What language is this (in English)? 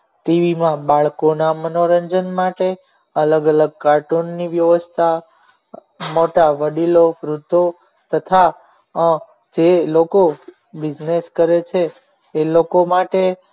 Gujarati